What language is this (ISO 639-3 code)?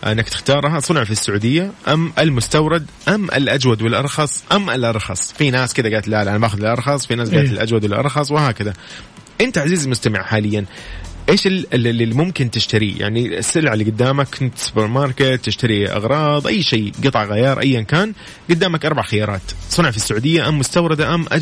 ara